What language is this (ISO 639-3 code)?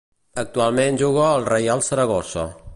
cat